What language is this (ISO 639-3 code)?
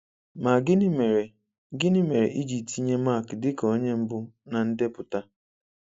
ibo